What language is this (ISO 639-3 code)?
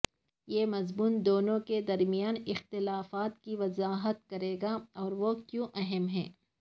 urd